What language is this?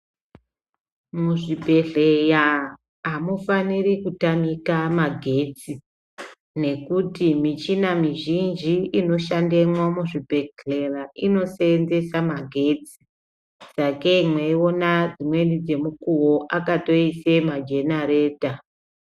Ndau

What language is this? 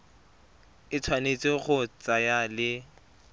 Tswana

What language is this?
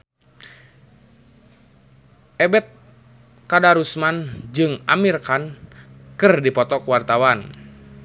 Sundanese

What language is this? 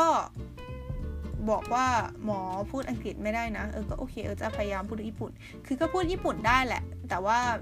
Thai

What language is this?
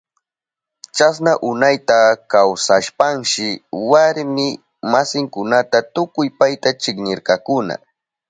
Southern Pastaza Quechua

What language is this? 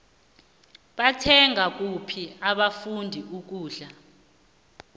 South Ndebele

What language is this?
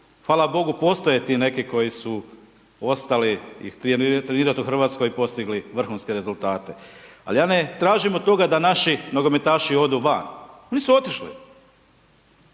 Croatian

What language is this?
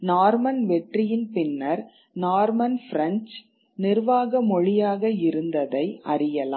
Tamil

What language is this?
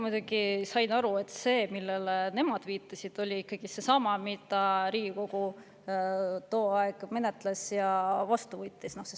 Estonian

